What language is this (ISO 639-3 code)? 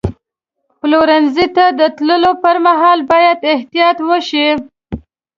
pus